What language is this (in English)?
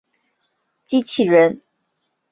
Chinese